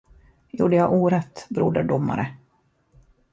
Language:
Swedish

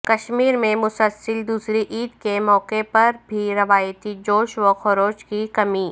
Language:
Urdu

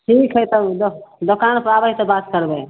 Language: Maithili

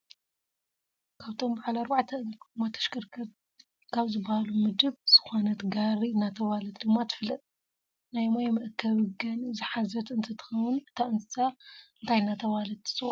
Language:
Tigrinya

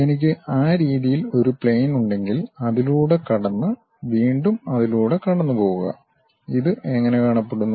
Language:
Malayalam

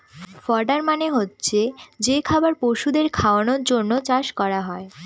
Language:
Bangla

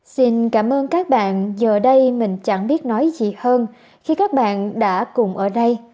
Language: Vietnamese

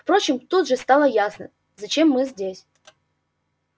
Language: Russian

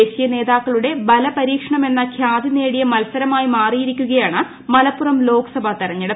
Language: Malayalam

